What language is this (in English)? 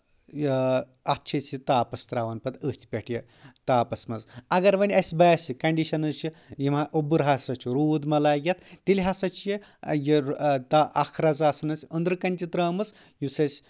Kashmiri